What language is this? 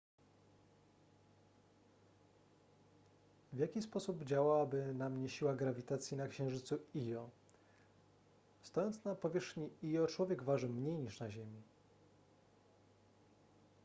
Polish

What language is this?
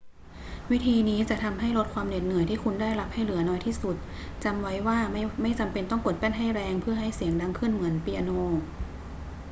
Thai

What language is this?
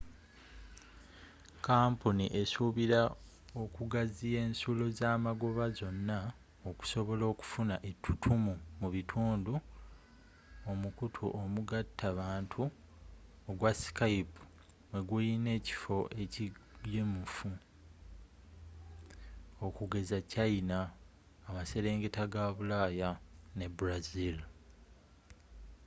Ganda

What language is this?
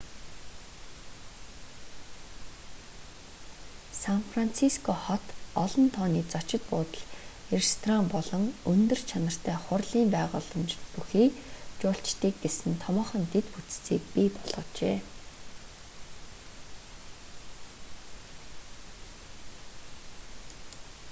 Mongolian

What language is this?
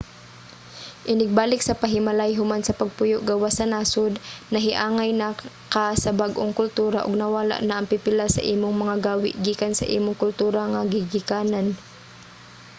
Cebuano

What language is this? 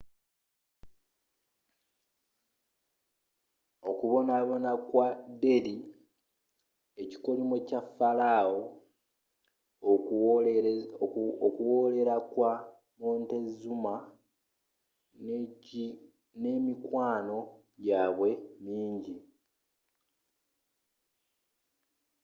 Ganda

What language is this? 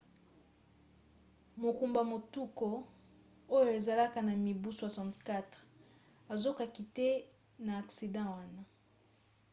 Lingala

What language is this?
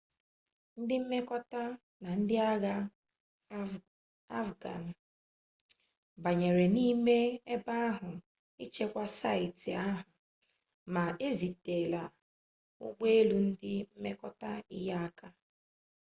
Igbo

